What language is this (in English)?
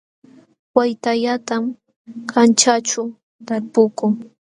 Jauja Wanca Quechua